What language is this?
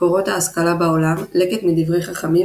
Hebrew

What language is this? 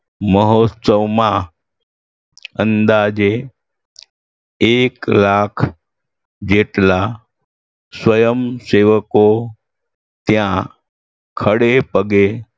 Gujarati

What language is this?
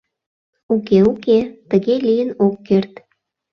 Mari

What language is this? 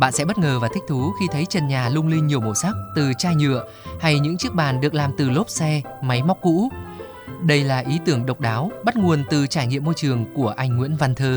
Vietnamese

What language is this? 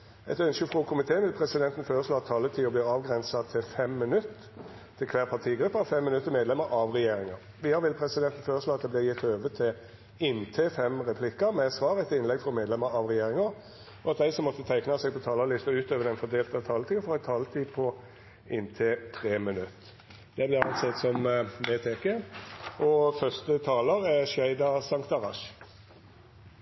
Norwegian Nynorsk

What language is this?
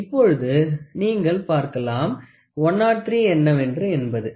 Tamil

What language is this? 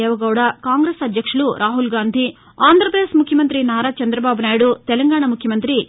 Telugu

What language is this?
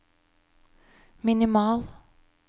Norwegian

